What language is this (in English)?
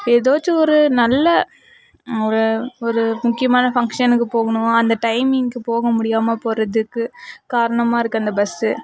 Tamil